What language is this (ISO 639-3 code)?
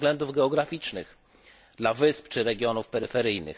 pol